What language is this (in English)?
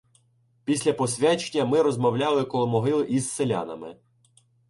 Ukrainian